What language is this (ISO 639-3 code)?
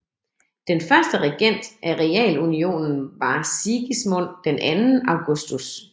dan